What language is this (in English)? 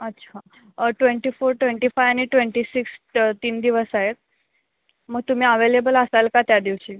Marathi